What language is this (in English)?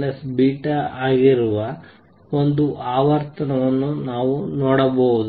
Kannada